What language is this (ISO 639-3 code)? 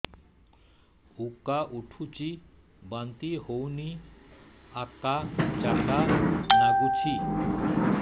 ori